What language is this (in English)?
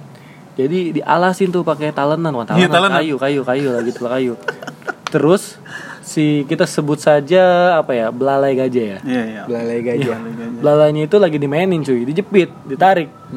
Indonesian